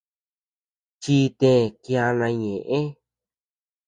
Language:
Tepeuxila Cuicatec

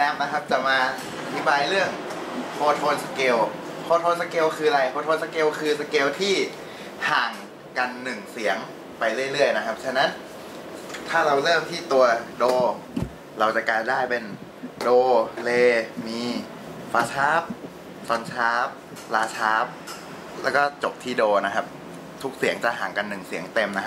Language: Thai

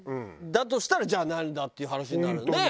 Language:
Japanese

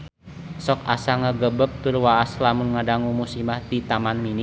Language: Sundanese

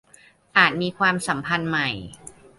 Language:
Thai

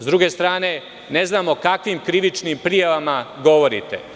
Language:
Serbian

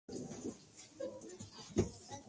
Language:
Spanish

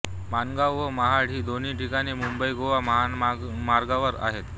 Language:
Marathi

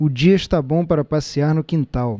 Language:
Portuguese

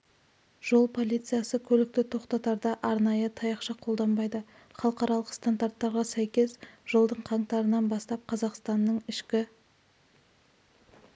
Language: Kazakh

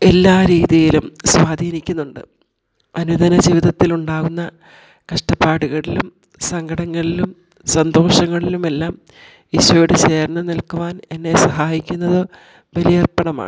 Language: Malayalam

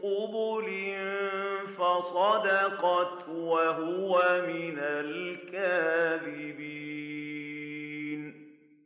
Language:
Arabic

